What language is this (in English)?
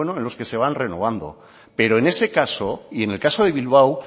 Spanish